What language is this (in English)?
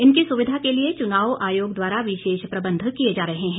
Hindi